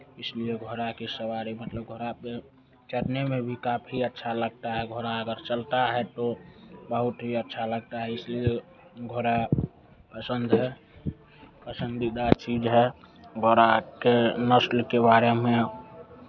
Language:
Hindi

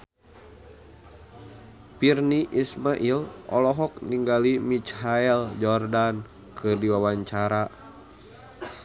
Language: Sundanese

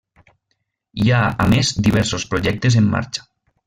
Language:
Catalan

